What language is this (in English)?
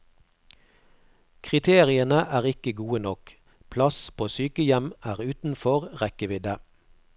Norwegian